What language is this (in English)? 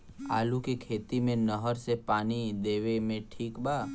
Bhojpuri